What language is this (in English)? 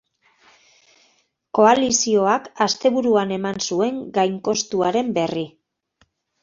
Basque